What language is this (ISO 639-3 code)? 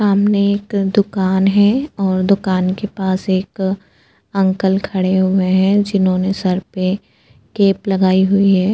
hin